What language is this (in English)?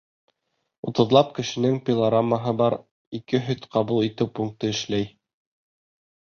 Bashkir